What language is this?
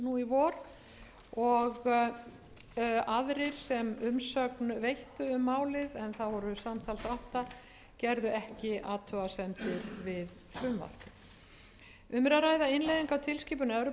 Icelandic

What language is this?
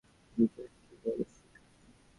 Bangla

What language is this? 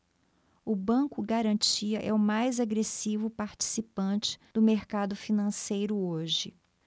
Portuguese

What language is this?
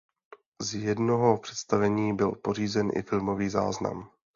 Czech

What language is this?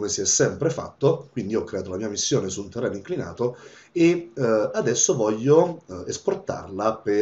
Italian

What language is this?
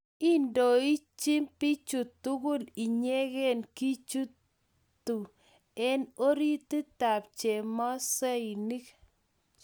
Kalenjin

